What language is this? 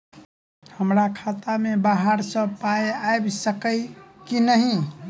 Maithili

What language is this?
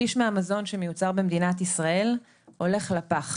Hebrew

